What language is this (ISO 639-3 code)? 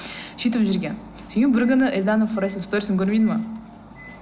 kaz